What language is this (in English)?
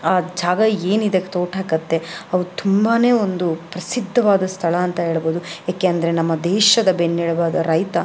Kannada